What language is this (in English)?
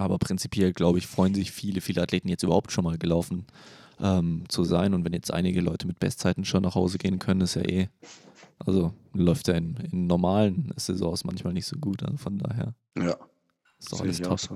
German